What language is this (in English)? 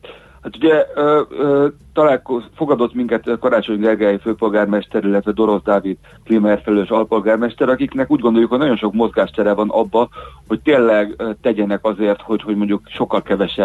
Hungarian